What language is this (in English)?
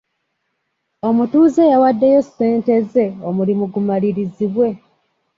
Ganda